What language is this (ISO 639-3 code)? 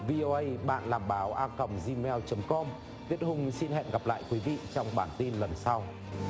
vie